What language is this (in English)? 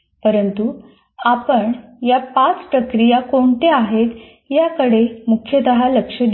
Marathi